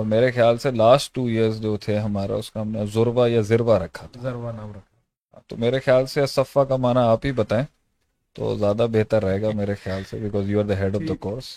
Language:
Urdu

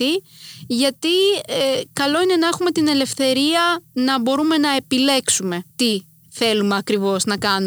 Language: Greek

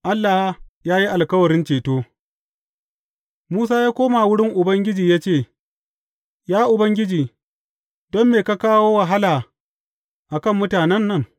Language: Hausa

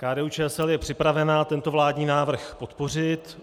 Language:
Czech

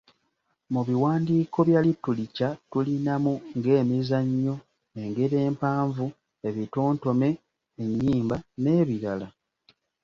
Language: Ganda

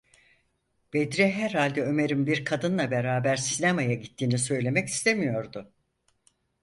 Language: Turkish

